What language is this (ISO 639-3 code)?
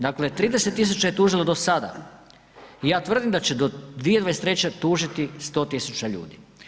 hrv